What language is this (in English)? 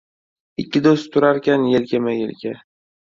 Uzbek